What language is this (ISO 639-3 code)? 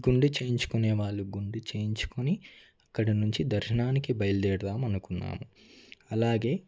tel